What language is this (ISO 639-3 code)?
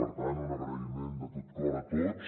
cat